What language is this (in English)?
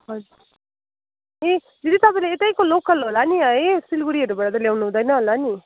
Nepali